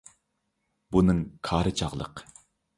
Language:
Uyghur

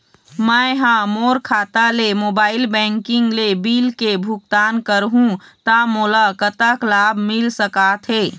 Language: Chhattisgarhi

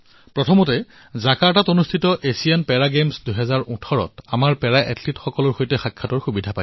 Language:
Assamese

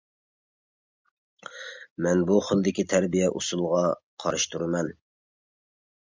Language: Uyghur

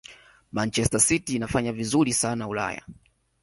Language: Swahili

